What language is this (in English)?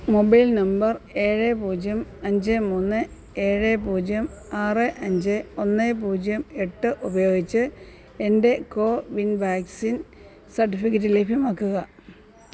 Malayalam